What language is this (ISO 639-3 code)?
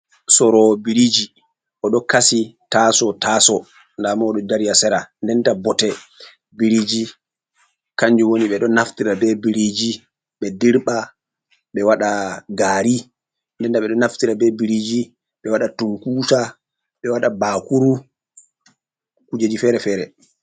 ful